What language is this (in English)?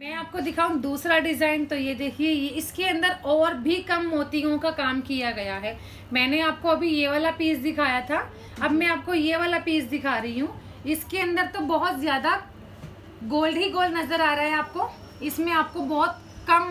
Hindi